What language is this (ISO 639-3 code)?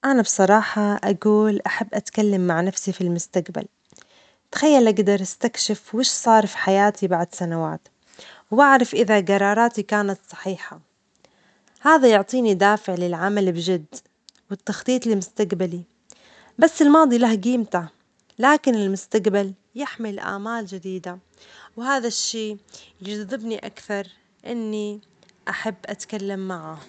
acx